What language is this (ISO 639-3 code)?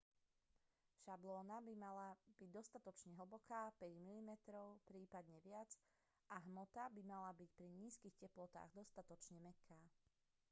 slk